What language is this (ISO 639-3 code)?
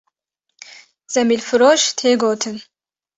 kur